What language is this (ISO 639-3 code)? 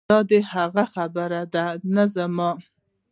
pus